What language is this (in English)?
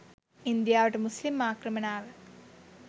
Sinhala